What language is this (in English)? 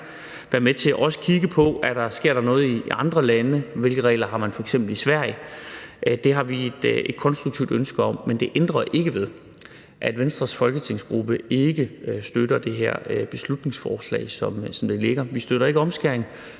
Danish